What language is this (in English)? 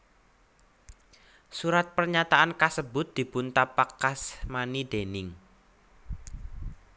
Javanese